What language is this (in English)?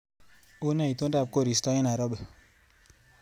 Kalenjin